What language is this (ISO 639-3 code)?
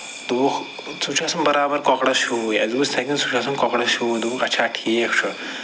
kas